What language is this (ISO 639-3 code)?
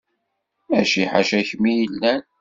kab